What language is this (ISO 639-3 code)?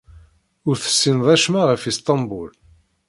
kab